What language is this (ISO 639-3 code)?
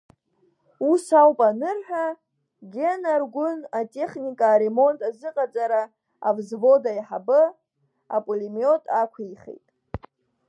abk